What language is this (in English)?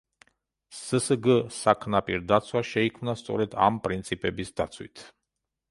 Georgian